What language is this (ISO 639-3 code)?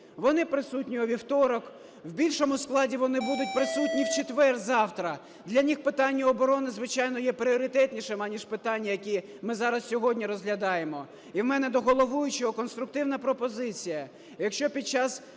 ukr